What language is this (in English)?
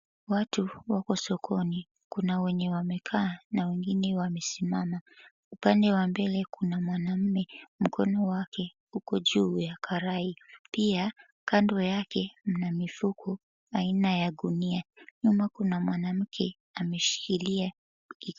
Swahili